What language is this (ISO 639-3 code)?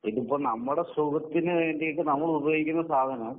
mal